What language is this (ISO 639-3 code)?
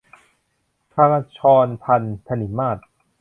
tha